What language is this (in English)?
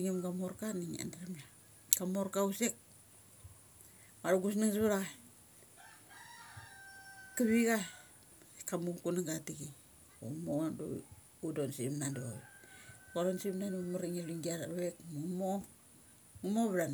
Mali